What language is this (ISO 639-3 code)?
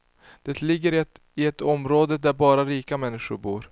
swe